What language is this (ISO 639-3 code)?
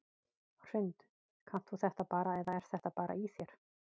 isl